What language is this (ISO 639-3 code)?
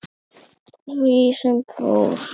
isl